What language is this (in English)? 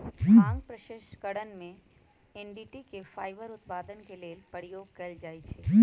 Magahi